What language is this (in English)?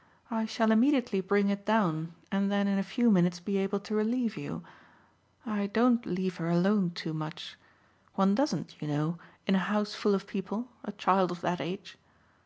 English